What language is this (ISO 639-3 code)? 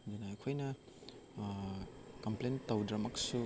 mni